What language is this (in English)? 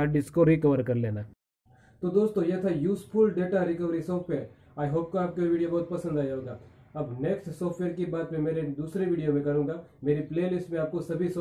Hindi